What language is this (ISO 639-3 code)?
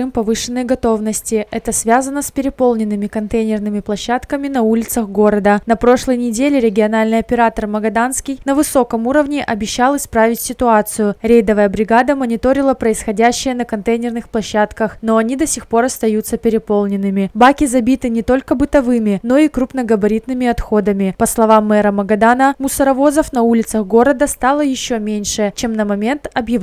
rus